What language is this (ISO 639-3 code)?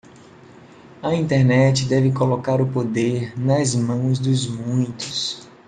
por